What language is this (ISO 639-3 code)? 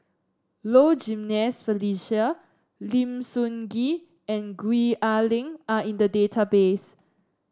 eng